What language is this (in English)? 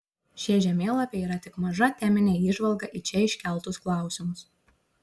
Lithuanian